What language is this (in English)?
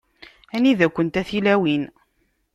Kabyle